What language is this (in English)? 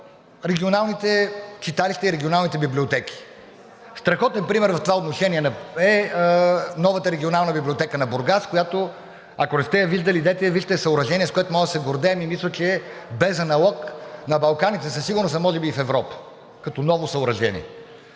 Bulgarian